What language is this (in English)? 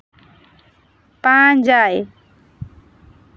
Santali